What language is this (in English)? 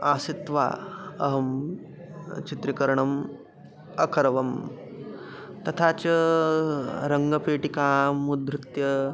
Sanskrit